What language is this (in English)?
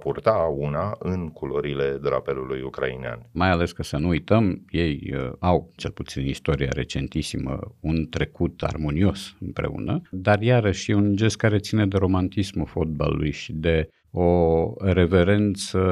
Romanian